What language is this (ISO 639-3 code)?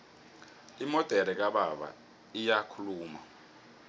nbl